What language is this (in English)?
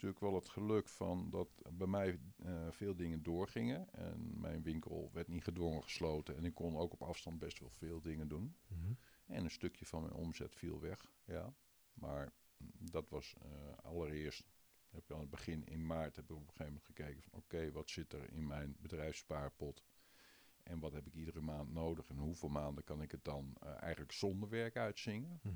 Dutch